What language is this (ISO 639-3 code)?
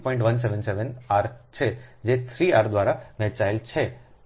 guj